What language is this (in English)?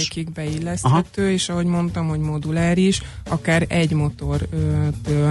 Hungarian